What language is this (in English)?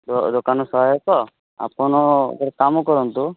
Odia